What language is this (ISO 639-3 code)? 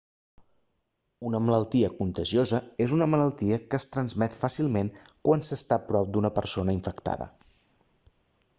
cat